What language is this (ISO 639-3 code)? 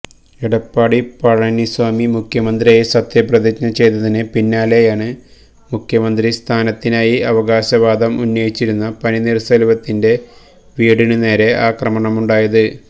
mal